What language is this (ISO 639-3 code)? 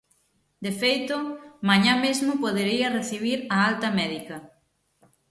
glg